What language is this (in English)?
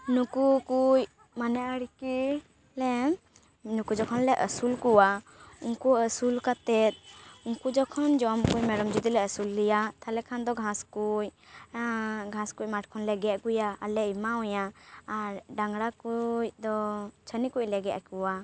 Santali